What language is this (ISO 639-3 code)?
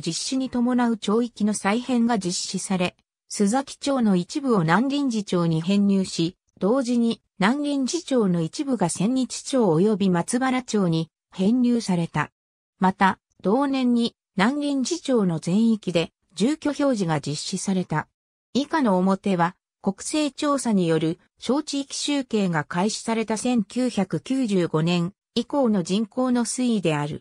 jpn